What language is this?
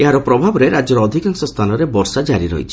Odia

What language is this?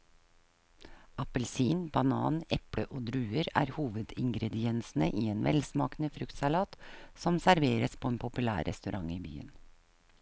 Norwegian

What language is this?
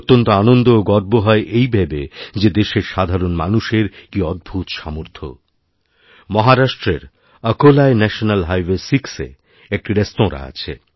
Bangla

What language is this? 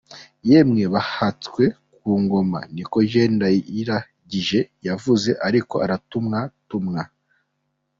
Kinyarwanda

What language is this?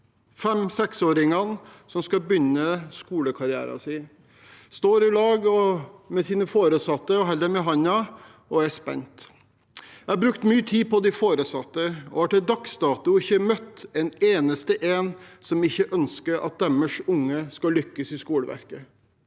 Norwegian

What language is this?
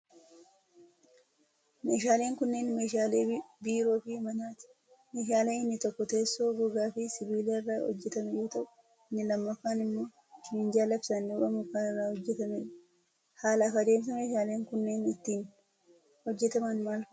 Oromo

